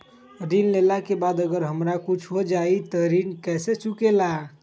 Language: Magahi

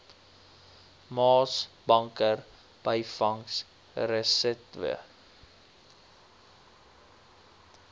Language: Afrikaans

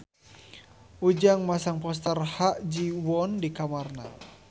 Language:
Sundanese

